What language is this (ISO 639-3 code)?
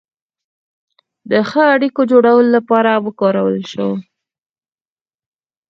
pus